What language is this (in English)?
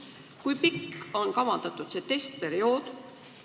Estonian